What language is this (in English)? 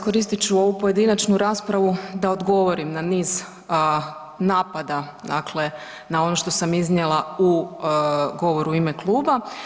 Croatian